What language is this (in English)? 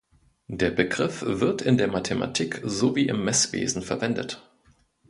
German